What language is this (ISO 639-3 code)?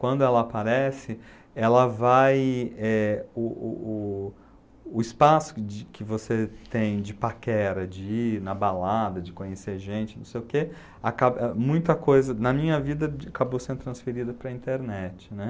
por